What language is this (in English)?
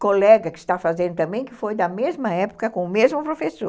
Portuguese